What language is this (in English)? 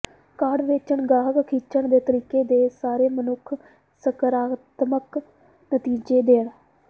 Punjabi